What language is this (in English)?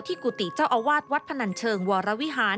Thai